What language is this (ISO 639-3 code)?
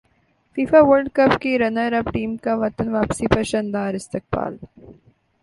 urd